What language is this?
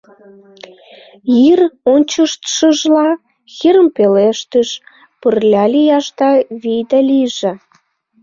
Mari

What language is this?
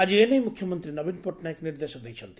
Odia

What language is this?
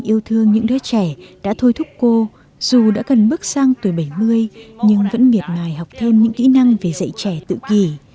Vietnamese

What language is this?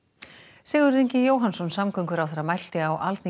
Icelandic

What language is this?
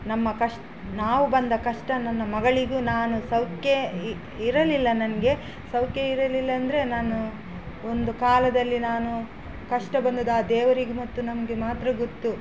Kannada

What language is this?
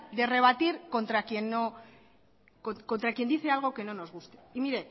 Spanish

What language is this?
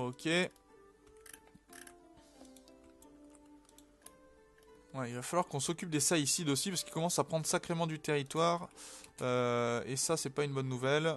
French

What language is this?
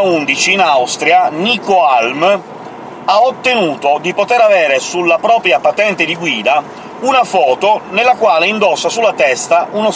Italian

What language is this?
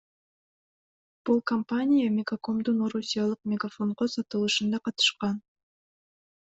Kyrgyz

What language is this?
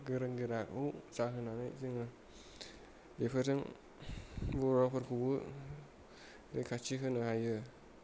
Bodo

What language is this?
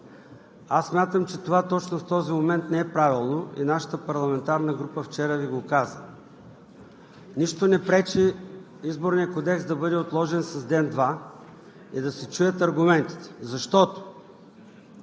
Bulgarian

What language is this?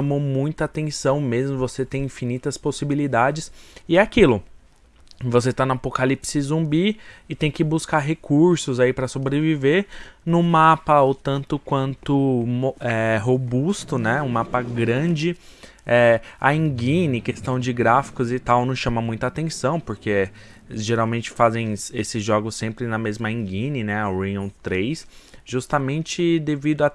Portuguese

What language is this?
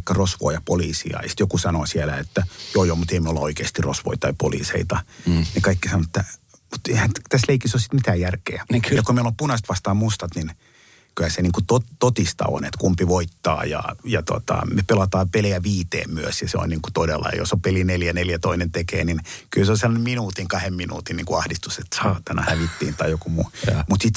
Finnish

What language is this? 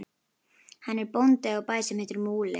Icelandic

